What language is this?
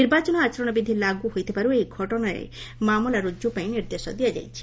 Odia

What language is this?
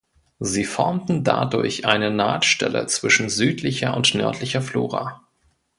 German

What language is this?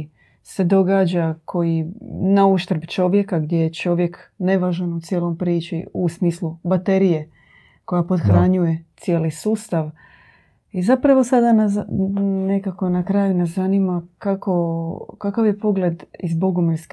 Croatian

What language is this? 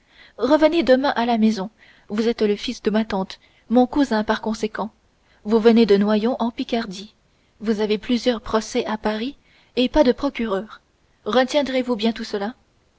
French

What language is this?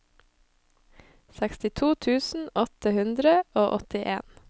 Norwegian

